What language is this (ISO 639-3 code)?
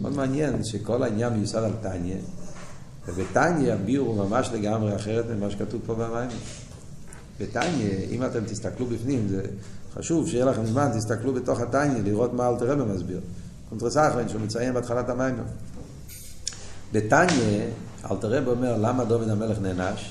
heb